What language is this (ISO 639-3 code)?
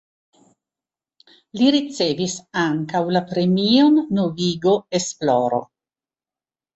epo